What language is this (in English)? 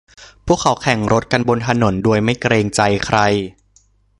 Thai